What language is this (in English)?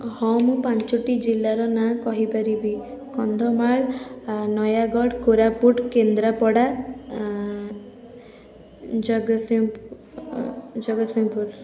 Odia